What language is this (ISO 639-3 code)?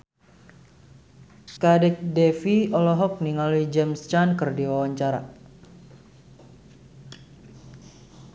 sun